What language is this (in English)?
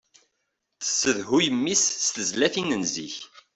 Kabyle